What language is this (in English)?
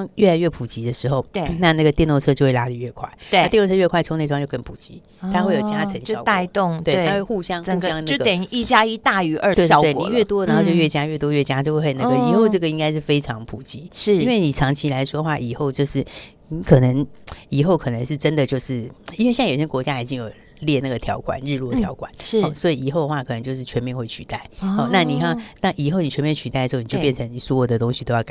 Chinese